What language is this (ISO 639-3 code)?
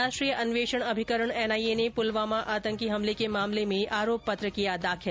hin